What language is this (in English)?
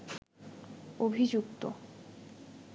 Bangla